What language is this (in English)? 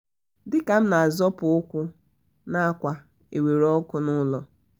Igbo